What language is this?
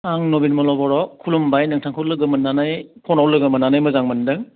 Bodo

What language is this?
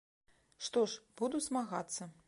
Belarusian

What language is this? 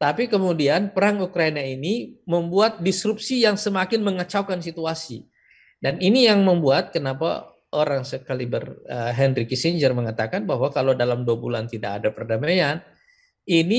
Indonesian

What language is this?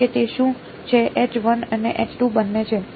Gujarati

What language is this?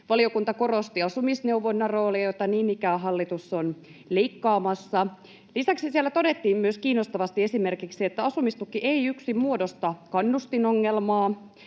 Finnish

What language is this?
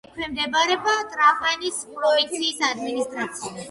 Georgian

